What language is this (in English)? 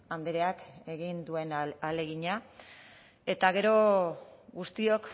Basque